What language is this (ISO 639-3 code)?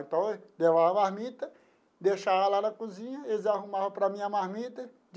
por